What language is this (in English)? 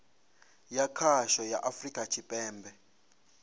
Venda